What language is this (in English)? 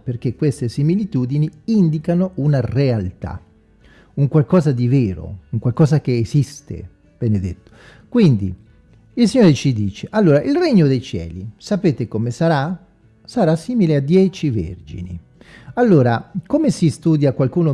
Italian